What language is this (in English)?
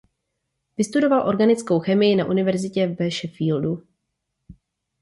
Czech